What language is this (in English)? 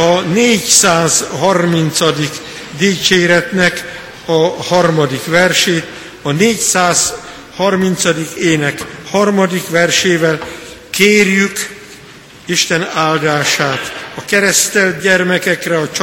Hungarian